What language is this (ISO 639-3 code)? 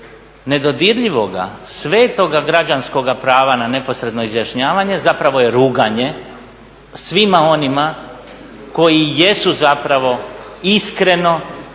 hrv